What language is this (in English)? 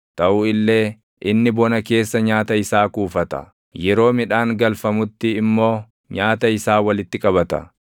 Oromo